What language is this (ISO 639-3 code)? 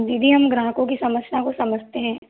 hin